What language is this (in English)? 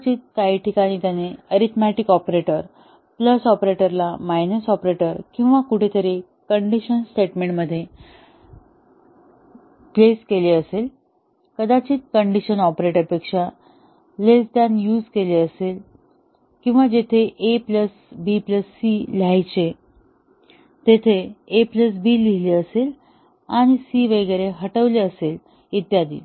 Marathi